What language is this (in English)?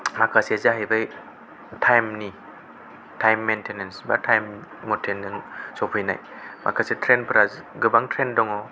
Bodo